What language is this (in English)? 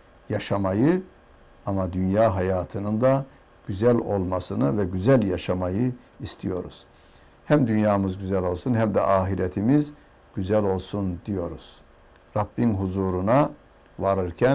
Turkish